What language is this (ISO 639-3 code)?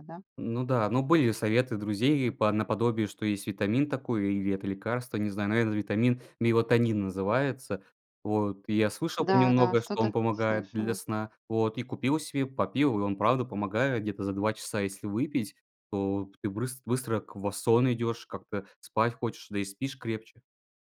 rus